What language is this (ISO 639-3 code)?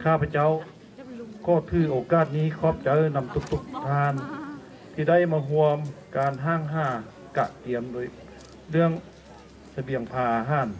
tha